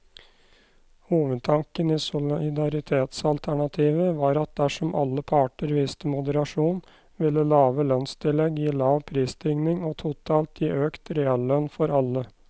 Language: Norwegian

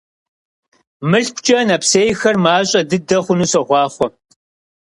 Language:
Kabardian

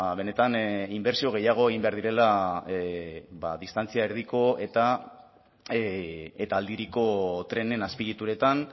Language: Basque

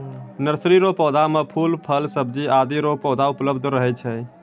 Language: Maithili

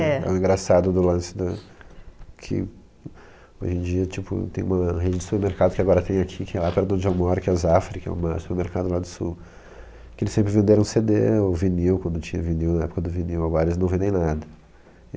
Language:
Portuguese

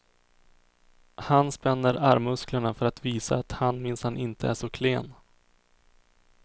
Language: Swedish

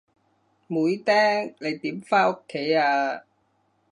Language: Cantonese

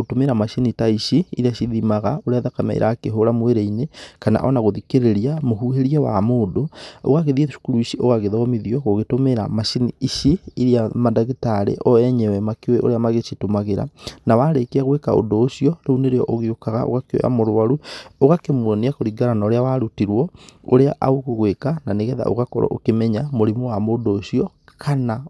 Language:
Kikuyu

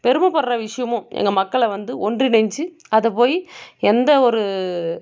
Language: Tamil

